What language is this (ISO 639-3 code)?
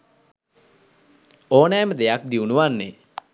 sin